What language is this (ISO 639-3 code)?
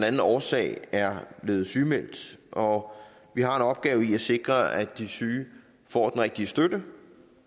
dan